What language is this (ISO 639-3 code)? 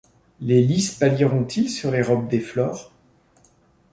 fra